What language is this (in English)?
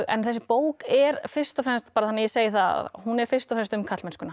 Icelandic